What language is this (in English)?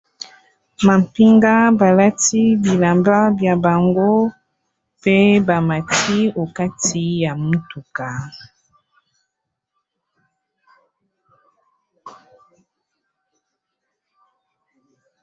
Lingala